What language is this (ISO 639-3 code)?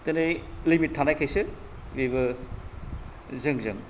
brx